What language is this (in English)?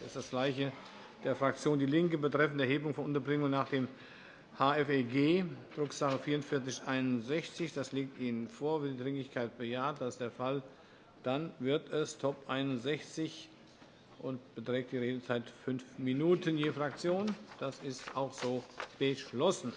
German